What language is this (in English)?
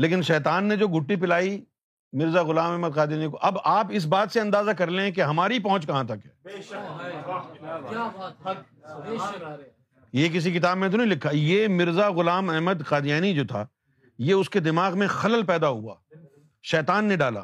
Urdu